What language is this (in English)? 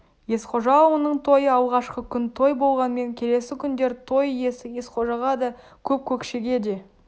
Kazakh